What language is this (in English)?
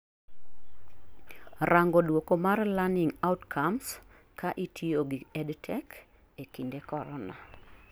Luo (Kenya and Tanzania)